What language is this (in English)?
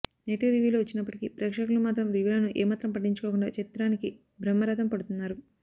Telugu